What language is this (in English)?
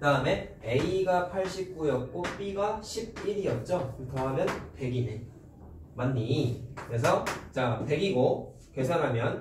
Korean